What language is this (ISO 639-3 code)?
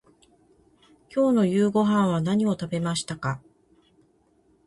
jpn